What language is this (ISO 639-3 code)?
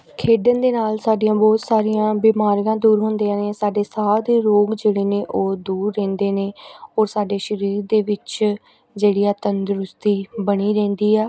pan